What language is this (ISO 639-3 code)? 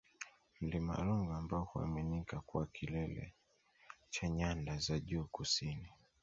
swa